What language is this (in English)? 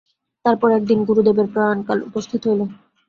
Bangla